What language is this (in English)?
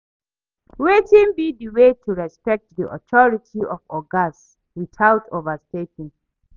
Nigerian Pidgin